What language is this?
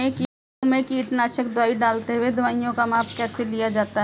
Hindi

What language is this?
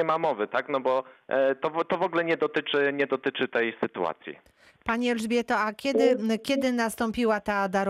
Polish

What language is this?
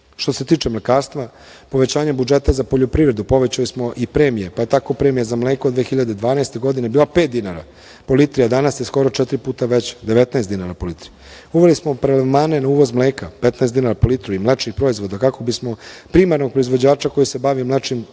Serbian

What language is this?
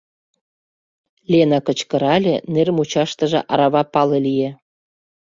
Mari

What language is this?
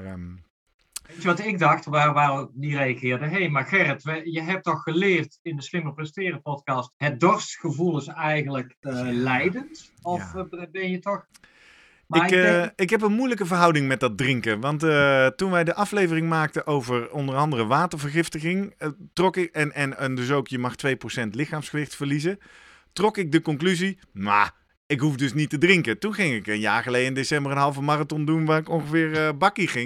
Dutch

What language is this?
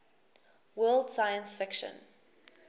English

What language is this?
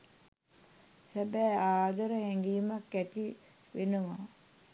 Sinhala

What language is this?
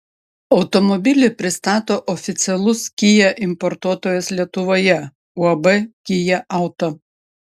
Lithuanian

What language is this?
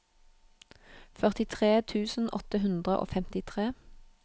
Norwegian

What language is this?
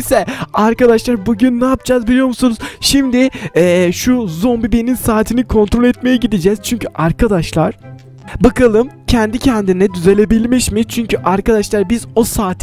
Turkish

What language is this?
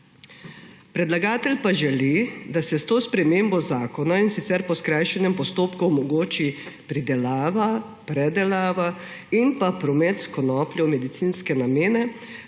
Slovenian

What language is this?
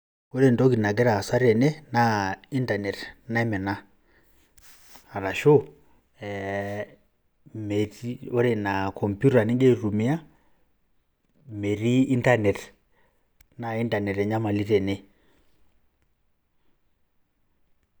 Masai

